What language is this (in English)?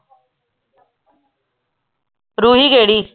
Punjabi